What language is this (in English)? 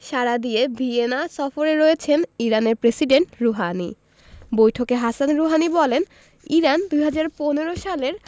Bangla